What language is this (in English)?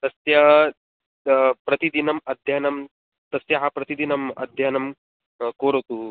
Sanskrit